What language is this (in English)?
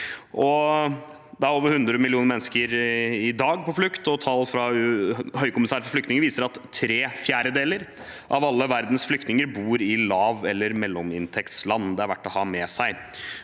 Norwegian